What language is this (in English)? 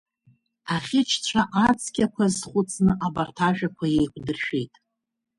Abkhazian